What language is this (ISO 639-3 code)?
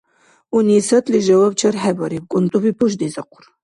dar